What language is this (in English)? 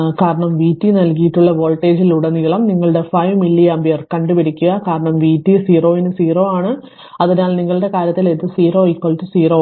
Malayalam